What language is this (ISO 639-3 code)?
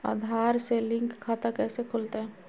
mag